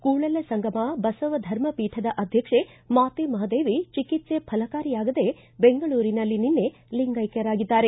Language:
Kannada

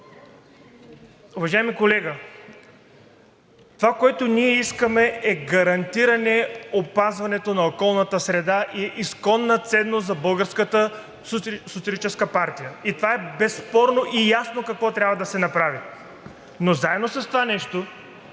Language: Bulgarian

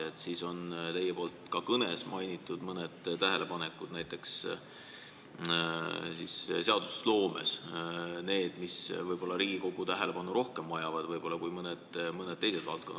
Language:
Estonian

